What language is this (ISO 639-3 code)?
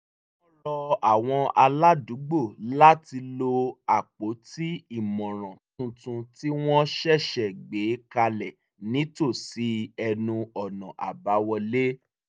yor